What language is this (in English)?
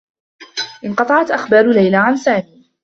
Arabic